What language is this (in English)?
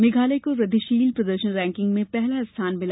Hindi